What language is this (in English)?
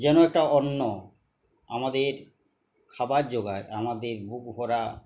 Bangla